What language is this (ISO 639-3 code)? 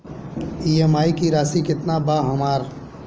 bho